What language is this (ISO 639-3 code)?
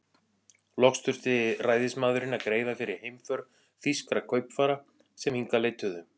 isl